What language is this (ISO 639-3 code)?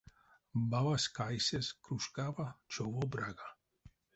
myv